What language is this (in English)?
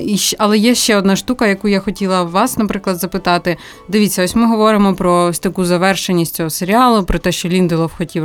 Ukrainian